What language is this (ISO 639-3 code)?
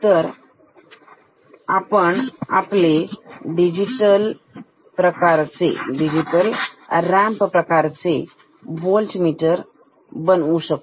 mar